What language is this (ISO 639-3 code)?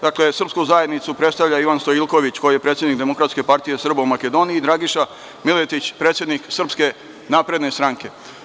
srp